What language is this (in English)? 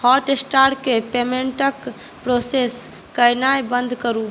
Maithili